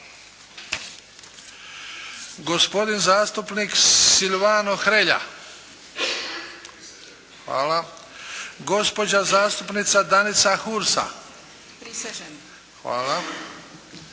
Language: Croatian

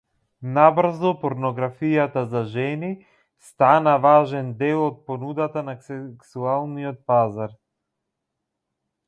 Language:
Macedonian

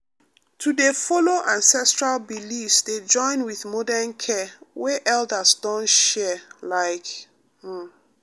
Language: Nigerian Pidgin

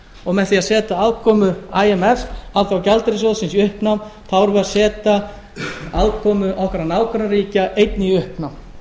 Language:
Icelandic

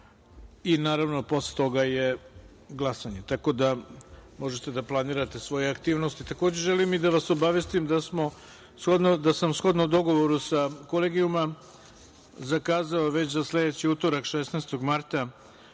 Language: Serbian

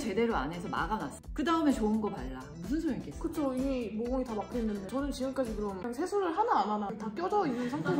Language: Korean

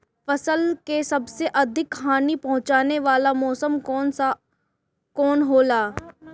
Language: Bhojpuri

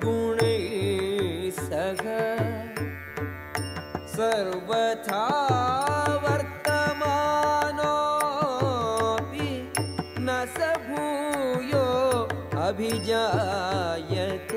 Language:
Telugu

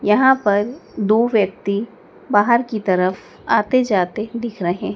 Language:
Hindi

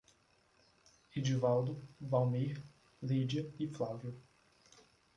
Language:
Portuguese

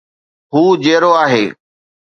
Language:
Sindhi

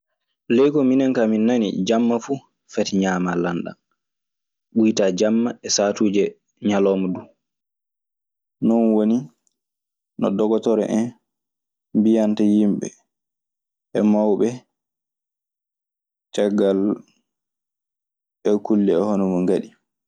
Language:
Maasina Fulfulde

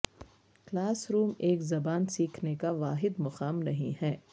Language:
Urdu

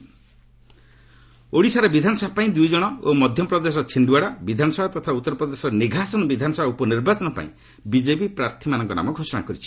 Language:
Odia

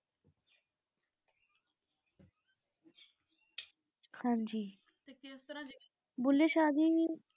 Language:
Punjabi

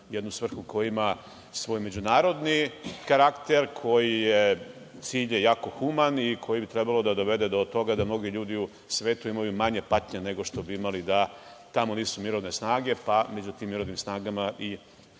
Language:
Serbian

